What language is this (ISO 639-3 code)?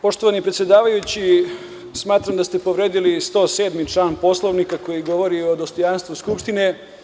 srp